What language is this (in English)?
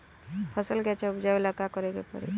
Bhojpuri